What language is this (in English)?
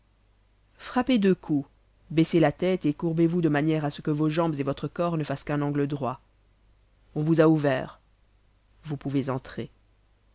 French